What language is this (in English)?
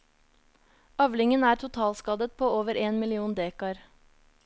Norwegian